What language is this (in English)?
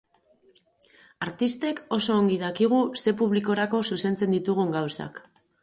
Basque